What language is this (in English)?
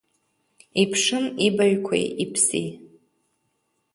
Abkhazian